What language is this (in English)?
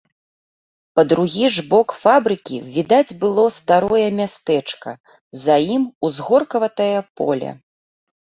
Belarusian